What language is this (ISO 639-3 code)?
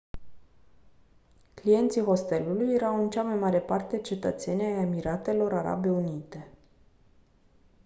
ron